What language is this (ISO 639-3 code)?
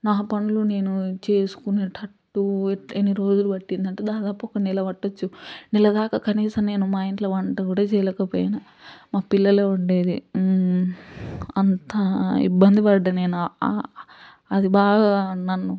tel